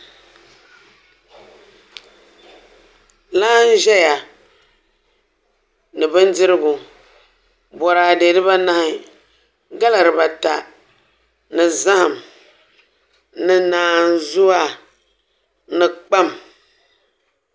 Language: Dagbani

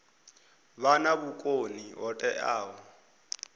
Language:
Venda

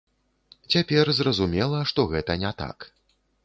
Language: Belarusian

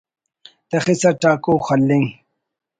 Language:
Brahui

